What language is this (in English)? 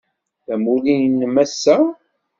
Kabyle